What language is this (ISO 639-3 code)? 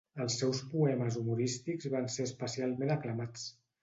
cat